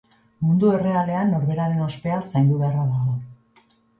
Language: Basque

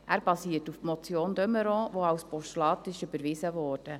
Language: Swiss German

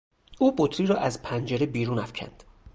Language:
Persian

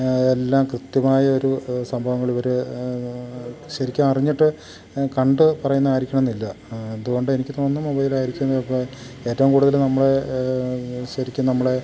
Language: Malayalam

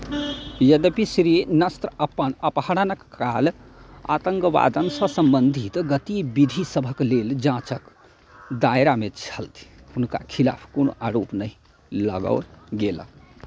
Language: Maithili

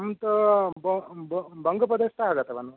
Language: Sanskrit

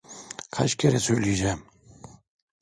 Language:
Turkish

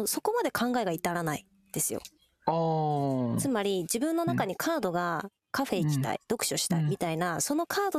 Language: Japanese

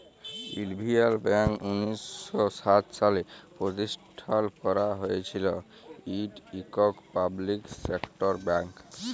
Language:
Bangla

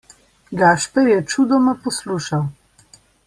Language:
Slovenian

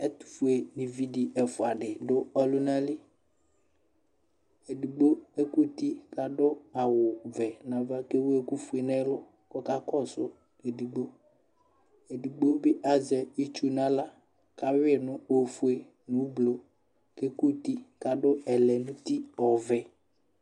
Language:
Ikposo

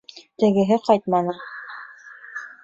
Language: Bashkir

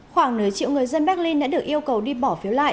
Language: Vietnamese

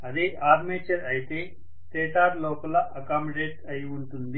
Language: Telugu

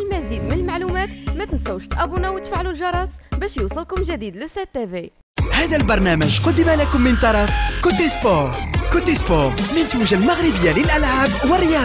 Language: Arabic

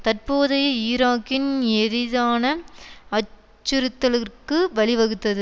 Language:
Tamil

